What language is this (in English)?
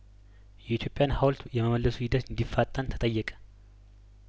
Amharic